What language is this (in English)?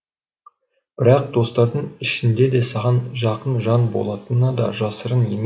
Kazakh